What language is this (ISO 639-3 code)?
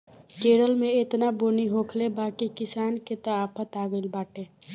bho